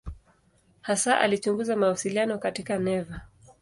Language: Swahili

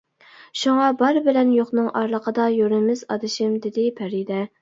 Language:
Uyghur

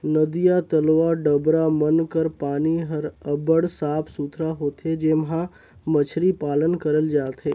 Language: Chhattisgarhi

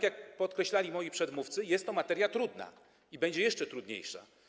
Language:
Polish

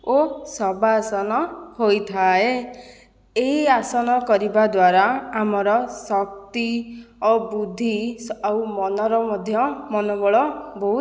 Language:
Odia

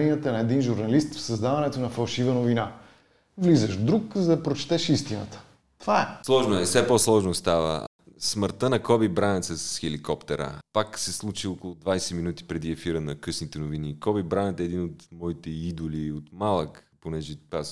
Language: Bulgarian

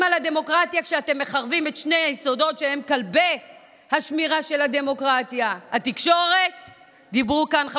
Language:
Hebrew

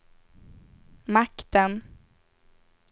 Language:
Swedish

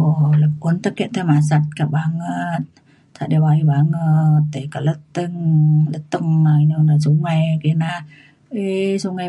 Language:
Mainstream Kenyah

